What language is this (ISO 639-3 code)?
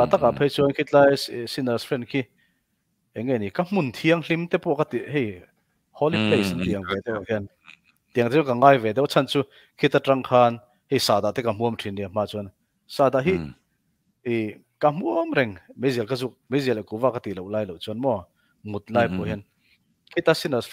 tha